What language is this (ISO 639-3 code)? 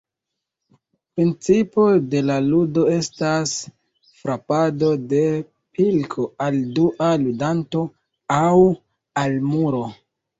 epo